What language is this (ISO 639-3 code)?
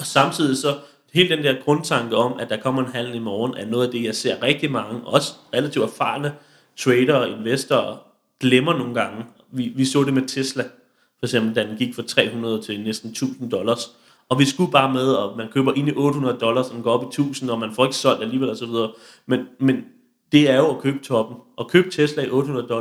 dan